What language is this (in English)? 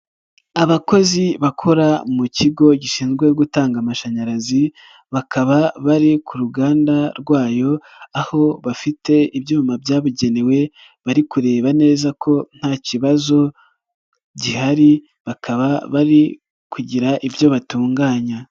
Kinyarwanda